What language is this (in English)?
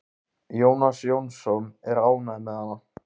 Icelandic